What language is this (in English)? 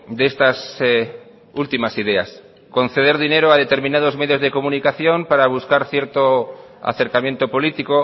Spanish